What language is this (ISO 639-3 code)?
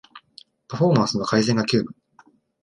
jpn